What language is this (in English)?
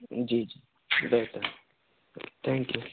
Urdu